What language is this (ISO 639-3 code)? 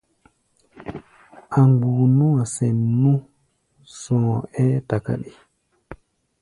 gba